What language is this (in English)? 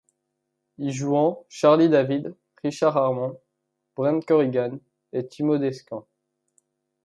French